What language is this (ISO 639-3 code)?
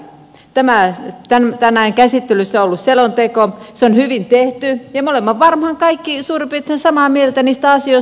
fin